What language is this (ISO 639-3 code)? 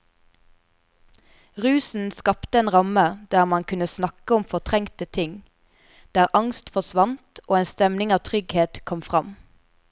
nor